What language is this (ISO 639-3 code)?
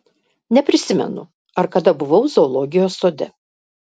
lit